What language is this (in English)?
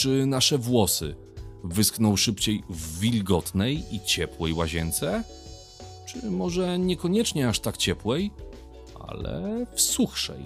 Polish